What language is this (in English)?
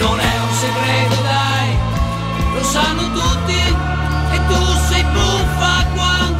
Italian